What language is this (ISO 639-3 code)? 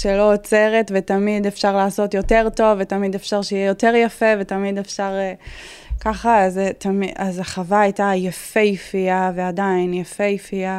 heb